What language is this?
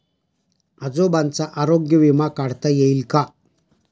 Marathi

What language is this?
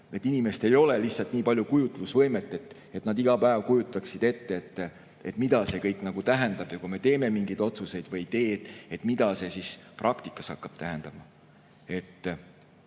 Estonian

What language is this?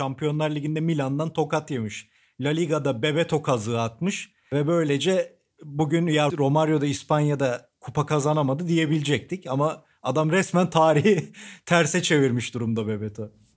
Turkish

